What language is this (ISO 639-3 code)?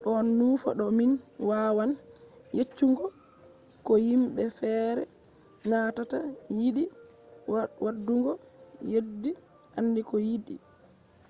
ful